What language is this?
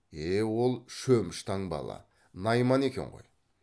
Kazakh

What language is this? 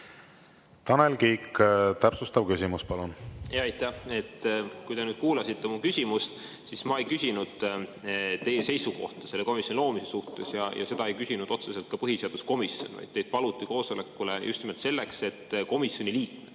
Estonian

